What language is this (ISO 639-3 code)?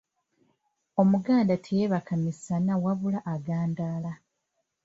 lug